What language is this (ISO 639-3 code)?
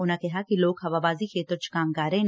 pan